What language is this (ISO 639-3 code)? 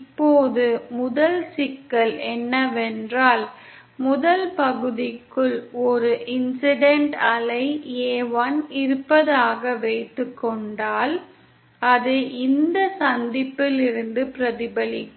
tam